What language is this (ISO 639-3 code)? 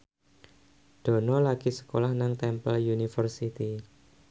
jav